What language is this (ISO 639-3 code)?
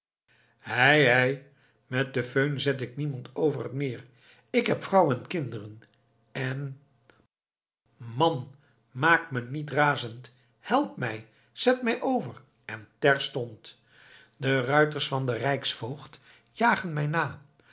nld